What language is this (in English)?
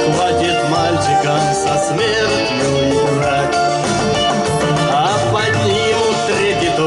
Russian